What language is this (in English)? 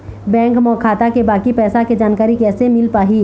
Chhattisgarhi